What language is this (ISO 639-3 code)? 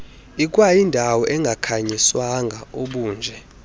xho